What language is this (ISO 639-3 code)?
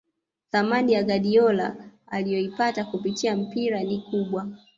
swa